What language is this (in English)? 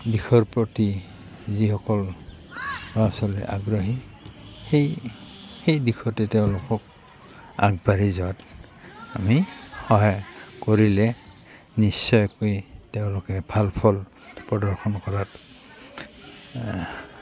Assamese